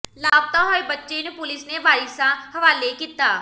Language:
Punjabi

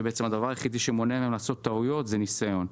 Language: Hebrew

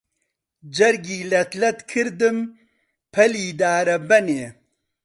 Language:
Central Kurdish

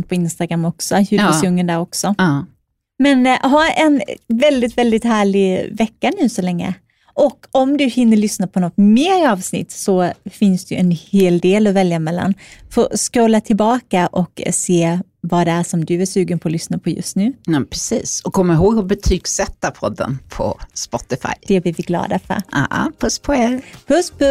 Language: Swedish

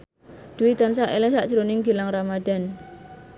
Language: Javanese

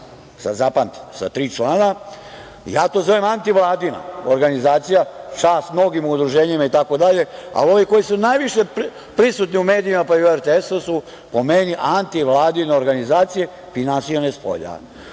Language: Serbian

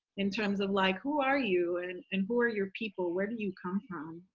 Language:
English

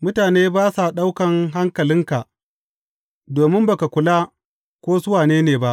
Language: Hausa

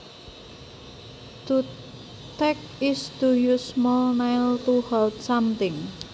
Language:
Javanese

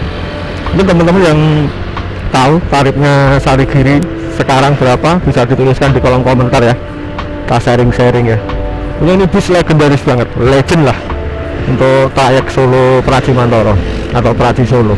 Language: Indonesian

